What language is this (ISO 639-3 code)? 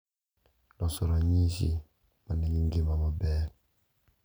luo